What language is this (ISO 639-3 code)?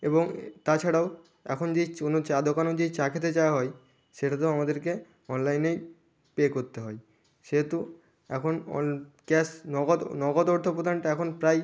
ben